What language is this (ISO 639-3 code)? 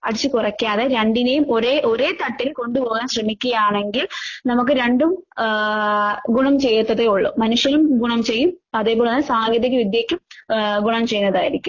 mal